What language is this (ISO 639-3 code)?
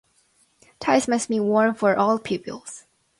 eng